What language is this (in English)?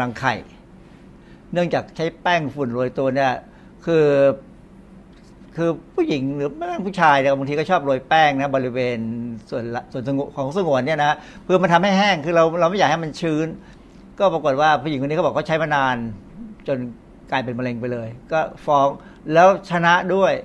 Thai